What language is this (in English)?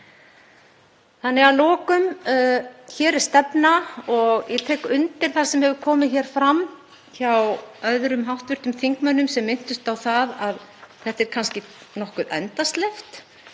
Icelandic